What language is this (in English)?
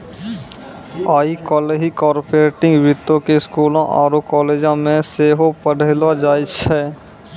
Maithili